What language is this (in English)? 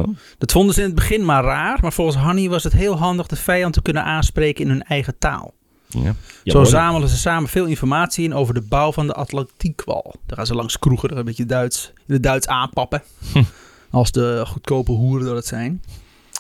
Dutch